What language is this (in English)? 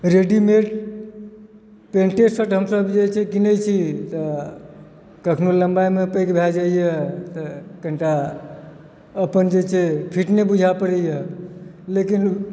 Maithili